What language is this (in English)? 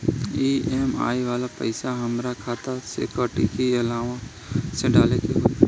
Bhojpuri